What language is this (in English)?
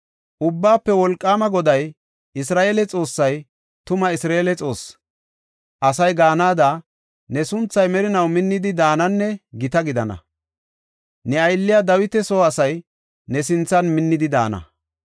Gofa